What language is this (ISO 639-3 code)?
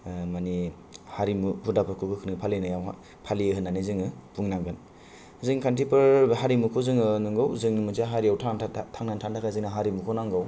brx